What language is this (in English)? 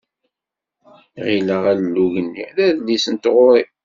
Kabyle